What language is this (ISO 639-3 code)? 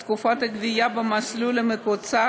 heb